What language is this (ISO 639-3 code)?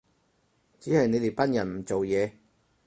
yue